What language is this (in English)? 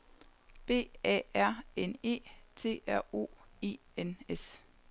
Danish